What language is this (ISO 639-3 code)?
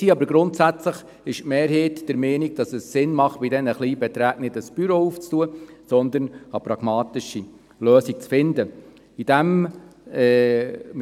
gsw